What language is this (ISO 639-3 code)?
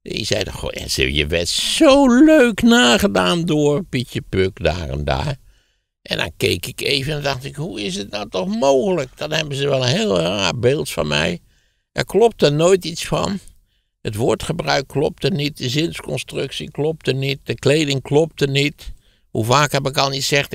nld